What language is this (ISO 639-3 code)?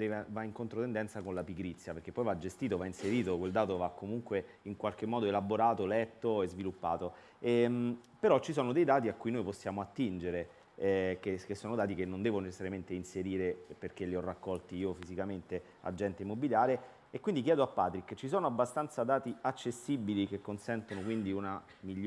ita